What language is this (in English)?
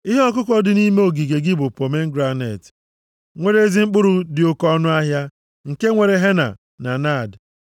Igbo